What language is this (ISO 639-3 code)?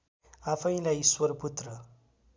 nep